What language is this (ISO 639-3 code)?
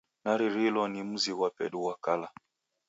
dav